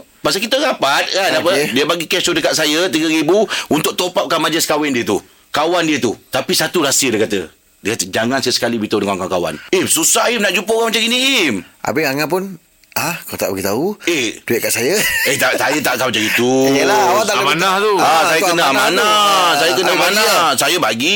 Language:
Malay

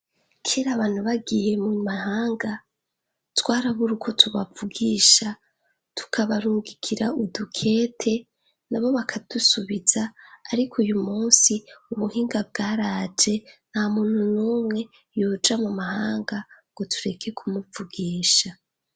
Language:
Rundi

